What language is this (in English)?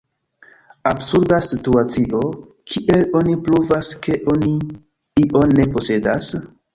Esperanto